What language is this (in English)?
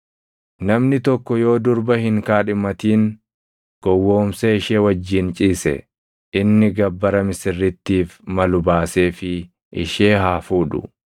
Oromo